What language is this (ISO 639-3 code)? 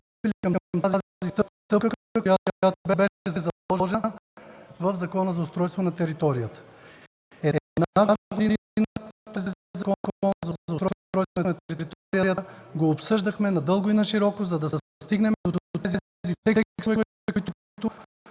bul